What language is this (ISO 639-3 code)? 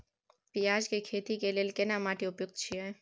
mai